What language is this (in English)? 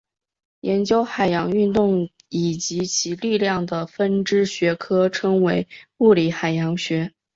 Chinese